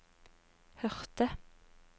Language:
Norwegian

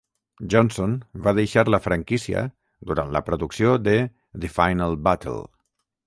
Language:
Catalan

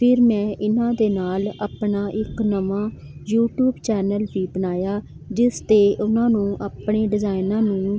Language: Punjabi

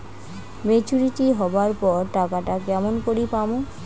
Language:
Bangla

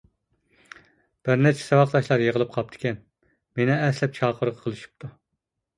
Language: Uyghur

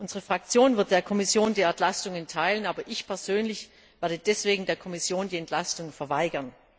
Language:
German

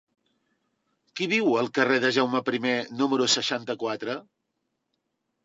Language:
Catalan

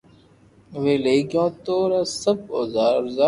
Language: Loarki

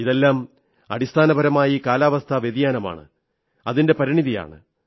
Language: Malayalam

